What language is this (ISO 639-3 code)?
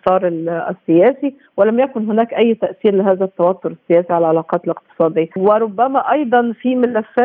ara